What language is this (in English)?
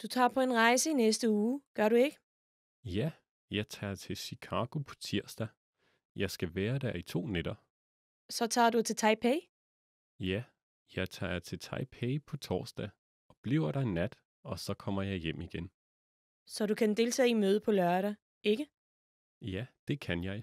Danish